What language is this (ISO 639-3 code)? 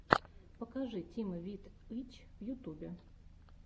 rus